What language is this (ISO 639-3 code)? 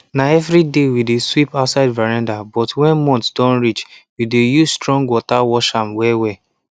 pcm